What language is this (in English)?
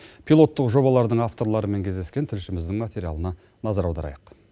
Kazakh